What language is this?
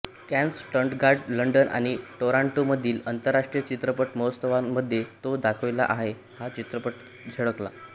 Marathi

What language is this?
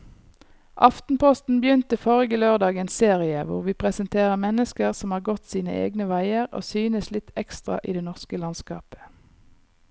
Norwegian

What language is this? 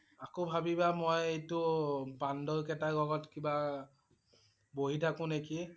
Assamese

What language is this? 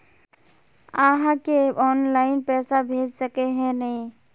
Magahi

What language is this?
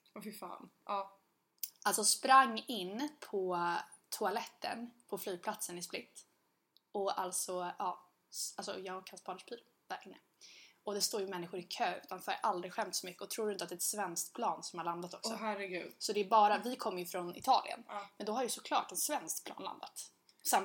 Swedish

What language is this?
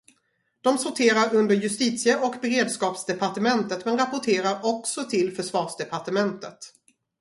Swedish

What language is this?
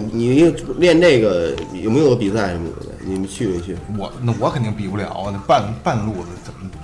Chinese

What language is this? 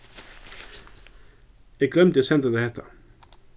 Faroese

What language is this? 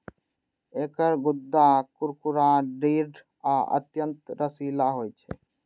Maithili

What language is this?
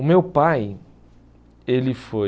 Portuguese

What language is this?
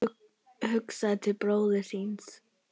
Icelandic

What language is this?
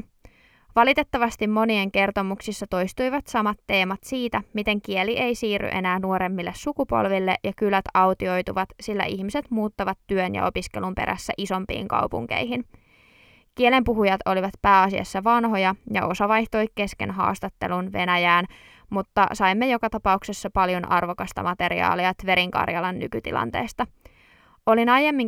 Finnish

